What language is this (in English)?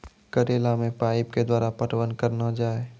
Maithili